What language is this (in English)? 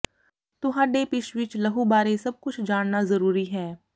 Punjabi